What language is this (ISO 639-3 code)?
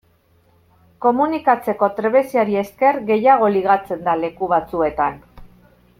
eus